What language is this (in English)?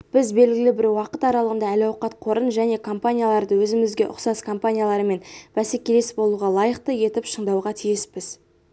Kazakh